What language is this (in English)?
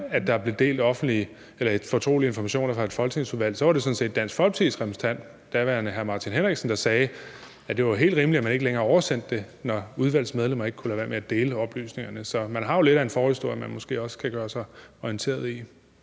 Danish